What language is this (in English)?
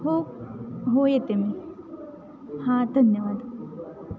Marathi